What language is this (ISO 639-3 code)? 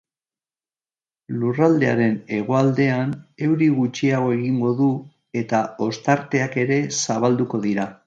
eus